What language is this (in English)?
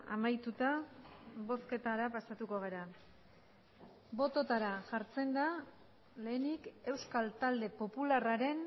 Basque